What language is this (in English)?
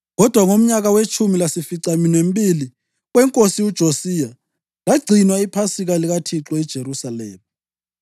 North Ndebele